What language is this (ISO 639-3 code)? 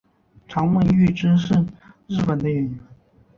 zho